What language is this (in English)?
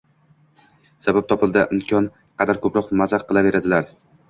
Uzbek